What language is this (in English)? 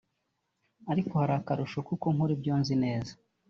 Kinyarwanda